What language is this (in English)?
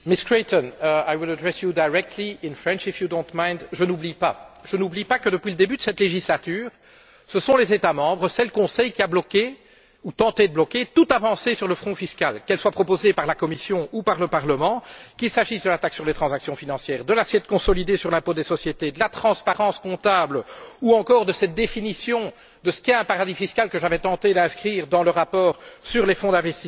French